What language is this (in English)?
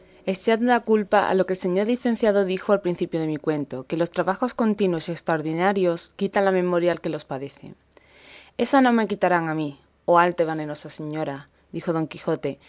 Spanish